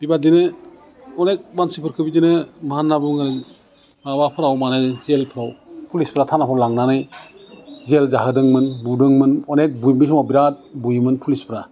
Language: Bodo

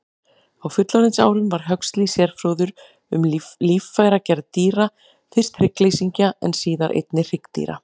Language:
Icelandic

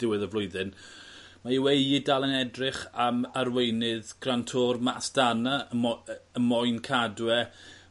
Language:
Welsh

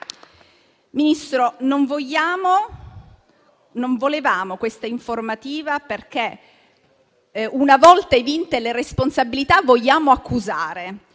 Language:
Italian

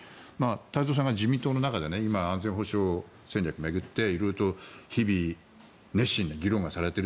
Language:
Japanese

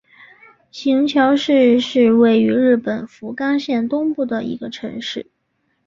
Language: Chinese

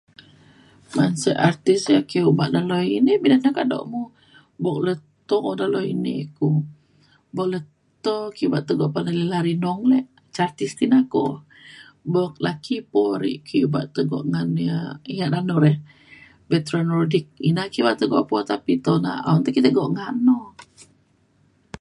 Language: Mainstream Kenyah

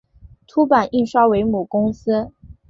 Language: Chinese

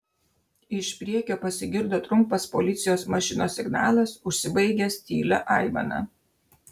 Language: Lithuanian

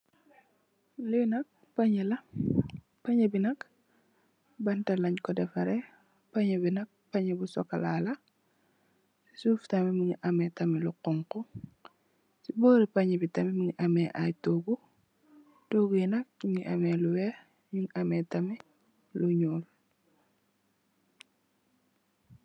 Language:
Wolof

